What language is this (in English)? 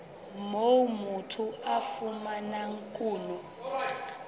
Southern Sotho